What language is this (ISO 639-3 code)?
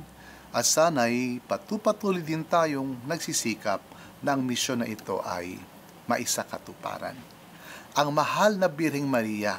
fil